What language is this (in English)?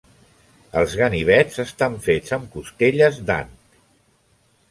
Catalan